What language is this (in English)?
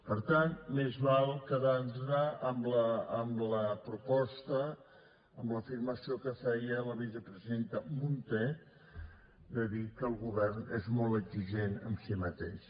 Catalan